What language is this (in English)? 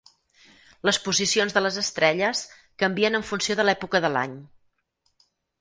Catalan